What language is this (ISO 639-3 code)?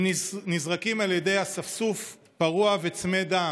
heb